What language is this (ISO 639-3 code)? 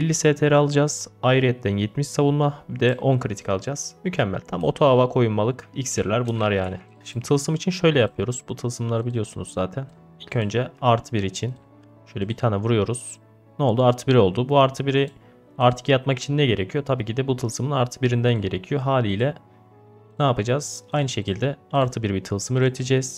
tur